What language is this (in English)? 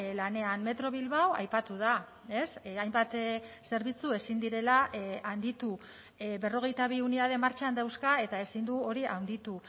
Basque